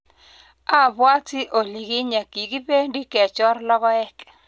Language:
Kalenjin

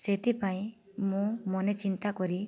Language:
Odia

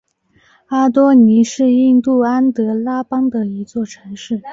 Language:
Chinese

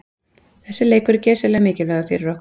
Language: Icelandic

